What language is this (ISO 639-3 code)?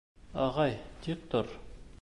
bak